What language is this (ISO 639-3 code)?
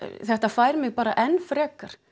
isl